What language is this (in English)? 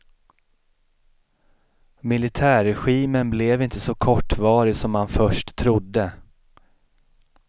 Swedish